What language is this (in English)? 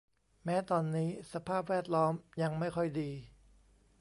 Thai